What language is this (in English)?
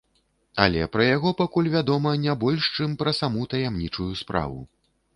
Belarusian